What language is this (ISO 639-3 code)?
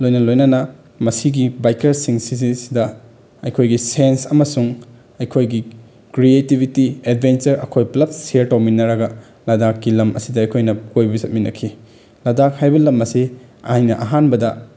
mni